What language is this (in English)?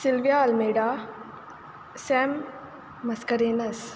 Konkani